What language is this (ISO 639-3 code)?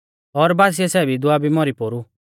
bfz